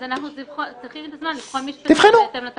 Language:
Hebrew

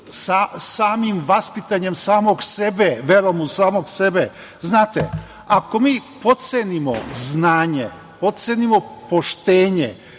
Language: Serbian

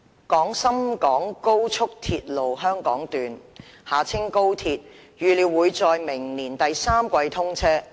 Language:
Cantonese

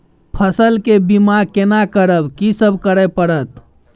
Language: Maithili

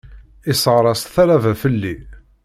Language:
Kabyle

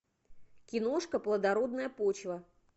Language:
Russian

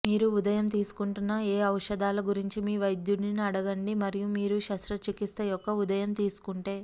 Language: Telugu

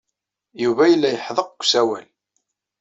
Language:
Kabyle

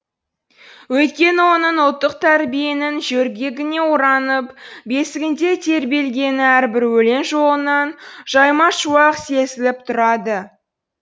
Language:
Kazakh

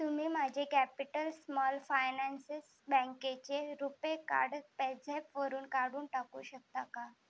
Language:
Marathi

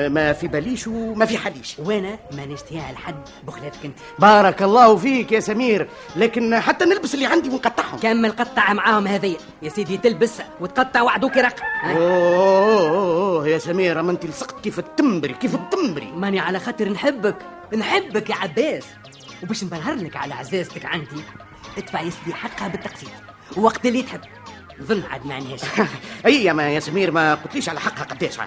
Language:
Arabic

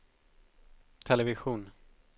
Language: Swedish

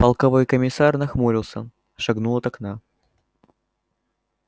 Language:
Russian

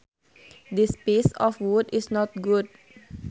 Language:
Sundanese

